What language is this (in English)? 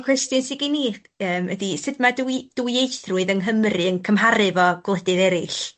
Welsh